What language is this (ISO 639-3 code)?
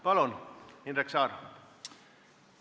est